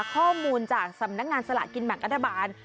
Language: Thai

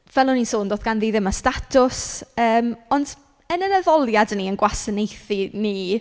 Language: Welsh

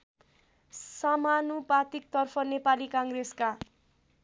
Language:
Nepali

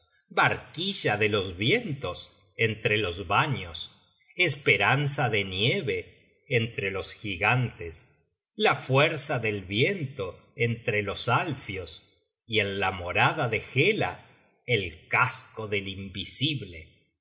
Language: Spanish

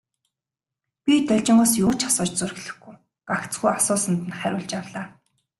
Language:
Mongolian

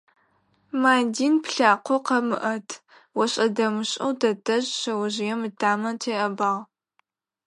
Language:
Adyghe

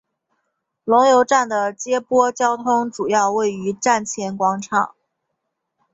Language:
Chinese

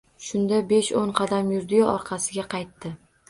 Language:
Uzbek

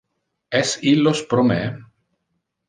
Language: Interlingua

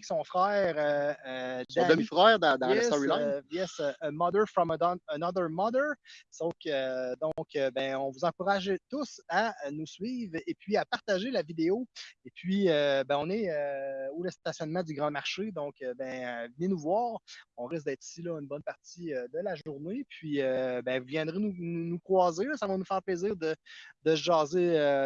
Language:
French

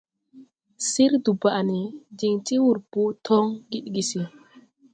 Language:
Tupuri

